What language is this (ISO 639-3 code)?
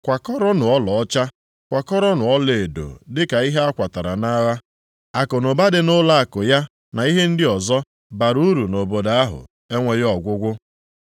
ibo